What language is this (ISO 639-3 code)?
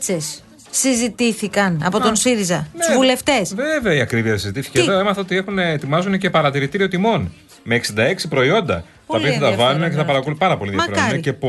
ell